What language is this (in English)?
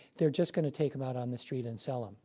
English